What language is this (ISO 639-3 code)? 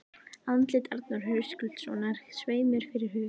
isl